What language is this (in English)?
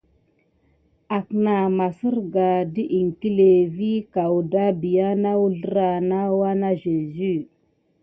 Gidar